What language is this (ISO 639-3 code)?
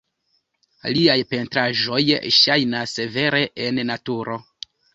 epo